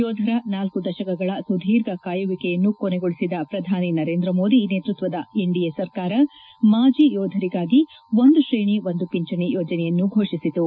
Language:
Kannada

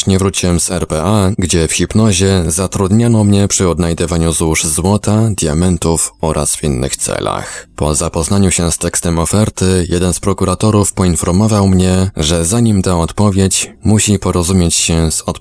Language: Polish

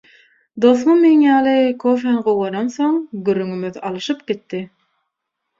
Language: Turkmen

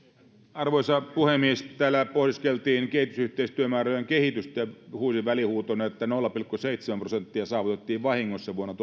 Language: Finnish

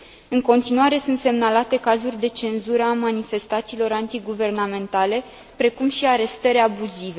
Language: Romanian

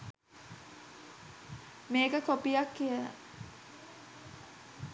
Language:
Sinhala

